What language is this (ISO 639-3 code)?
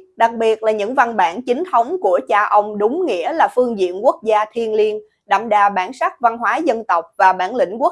vie